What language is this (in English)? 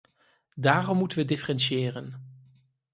Dutch